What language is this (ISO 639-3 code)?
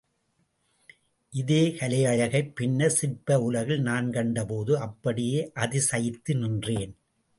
tam